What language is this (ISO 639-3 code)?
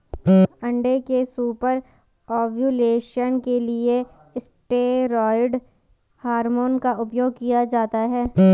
hin